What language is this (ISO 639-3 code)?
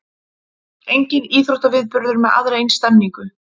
isl